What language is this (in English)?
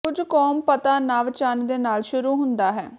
Punjabi